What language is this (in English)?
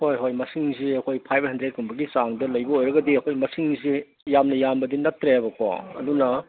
Manipuri